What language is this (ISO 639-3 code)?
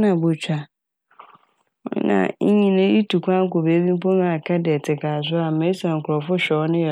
aka